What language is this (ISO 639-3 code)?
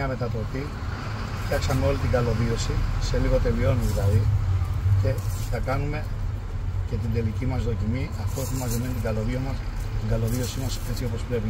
ell